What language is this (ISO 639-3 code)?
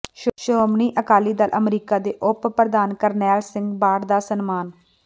pan